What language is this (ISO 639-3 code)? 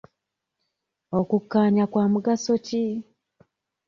lug